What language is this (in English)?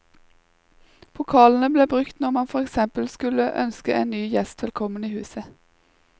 Norwegian